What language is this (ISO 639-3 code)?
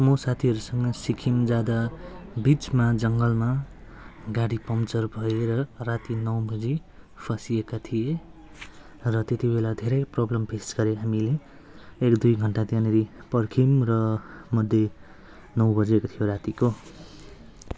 nep